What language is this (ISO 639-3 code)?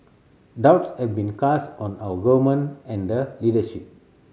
eng